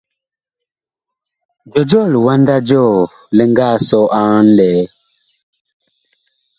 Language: Bakoko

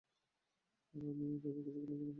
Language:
Bangla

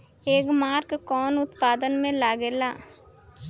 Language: Bhojpuri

